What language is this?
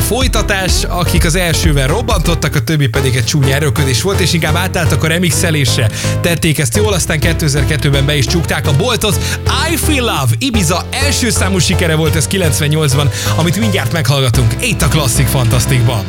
Hungarian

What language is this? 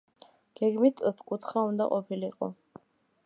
Georgian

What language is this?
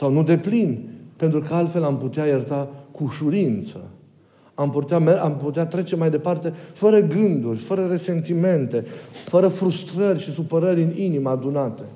Romanian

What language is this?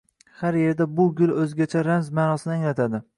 Uzbek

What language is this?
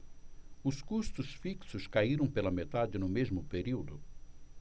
Portuguese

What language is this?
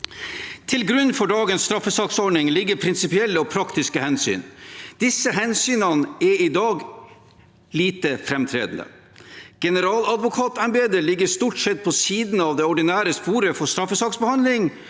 Norwegian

